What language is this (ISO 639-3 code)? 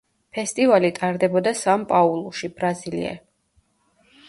kat